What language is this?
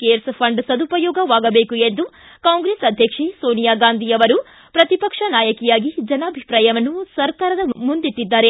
Kannada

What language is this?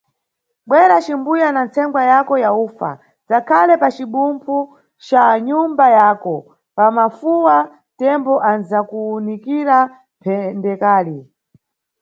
Nyungwe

